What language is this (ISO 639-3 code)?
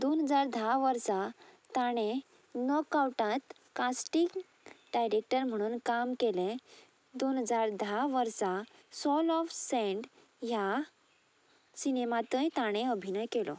kok